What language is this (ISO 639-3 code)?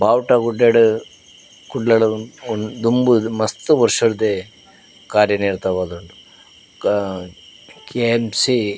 tcy